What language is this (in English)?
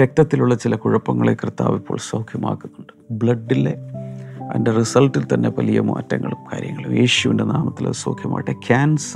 Malayalam